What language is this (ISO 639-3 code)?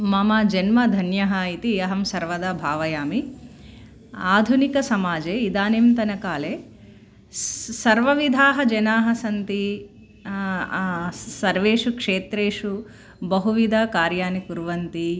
san